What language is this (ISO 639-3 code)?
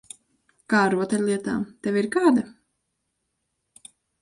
lav